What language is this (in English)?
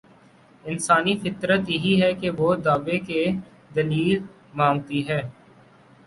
Urdu